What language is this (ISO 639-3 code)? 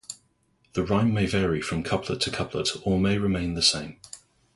eng